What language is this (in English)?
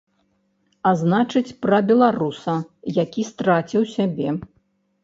Belarusian